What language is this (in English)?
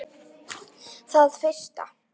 Icelandic